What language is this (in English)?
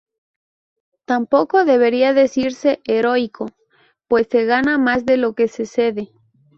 Spanish